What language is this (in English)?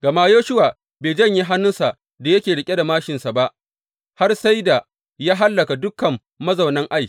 Hausa